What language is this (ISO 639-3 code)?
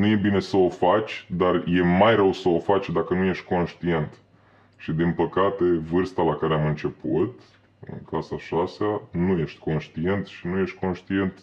ron